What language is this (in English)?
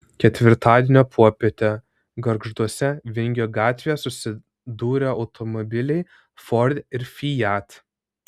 Lithuanian